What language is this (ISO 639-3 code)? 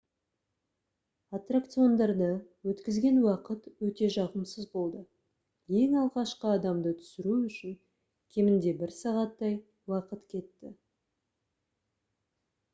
kaz